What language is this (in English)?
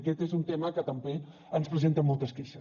Catalan